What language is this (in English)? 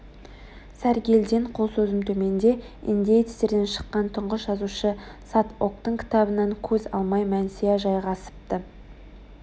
Kazakh